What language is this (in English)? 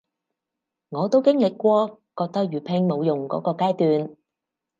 Cantonese